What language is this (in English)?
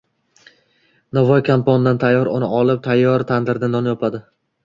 Uzbek